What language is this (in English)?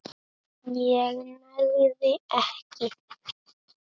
Icelandic